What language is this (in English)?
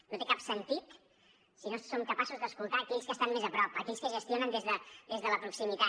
Catalan